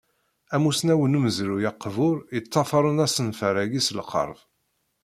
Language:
Kabyle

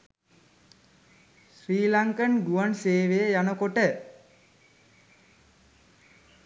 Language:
Sinhala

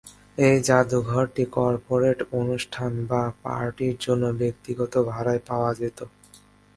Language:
Bangla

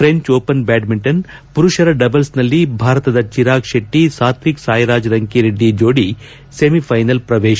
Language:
Kannada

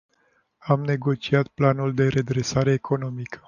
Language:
Romanian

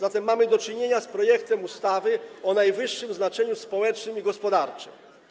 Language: Polish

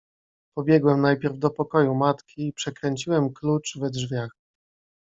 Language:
Polish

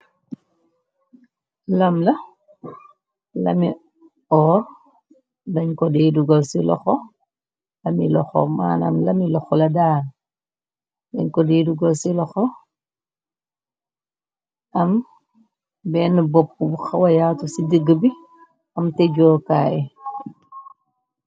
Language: Wolof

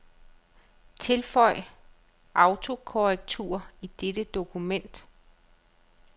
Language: Danish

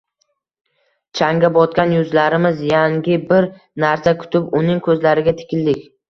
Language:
Uzbek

